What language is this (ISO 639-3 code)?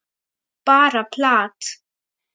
isl